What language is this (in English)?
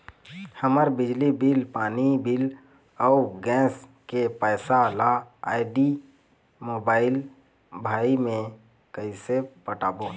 Chhattisgarhi